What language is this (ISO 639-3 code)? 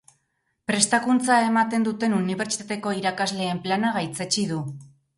eus